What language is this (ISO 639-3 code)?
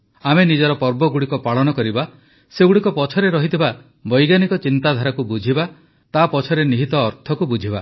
ori